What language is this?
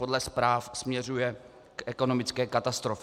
Czech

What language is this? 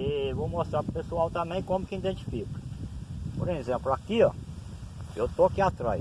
Portuguese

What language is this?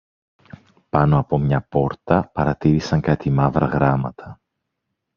Greek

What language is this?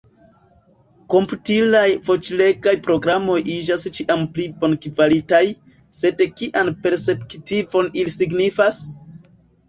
Esperanto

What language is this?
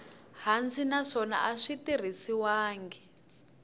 Tsonga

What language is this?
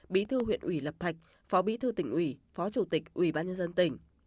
Vietnamese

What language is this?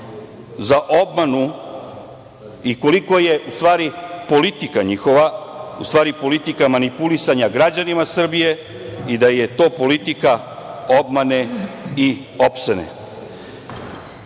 Serbian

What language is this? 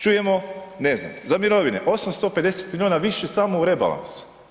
Croatian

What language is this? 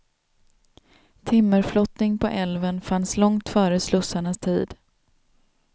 Swedish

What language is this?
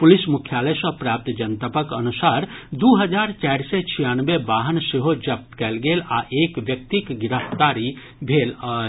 Maithili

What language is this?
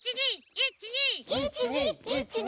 Japanese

